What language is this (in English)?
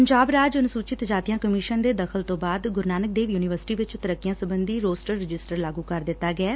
Punjabi